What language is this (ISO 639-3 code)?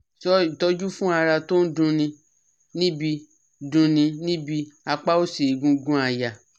yor